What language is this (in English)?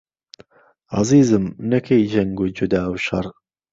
Central Kurdish